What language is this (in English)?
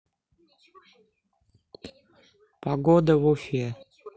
Russian